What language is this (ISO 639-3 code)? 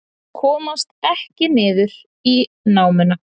isl